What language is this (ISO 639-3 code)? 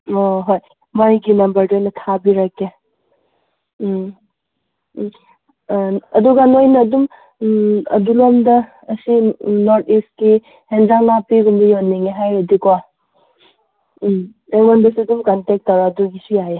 mni